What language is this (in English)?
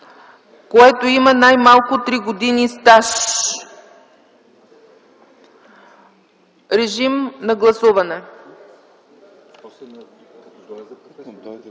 Bulgarian